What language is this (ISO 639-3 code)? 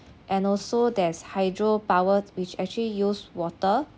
eng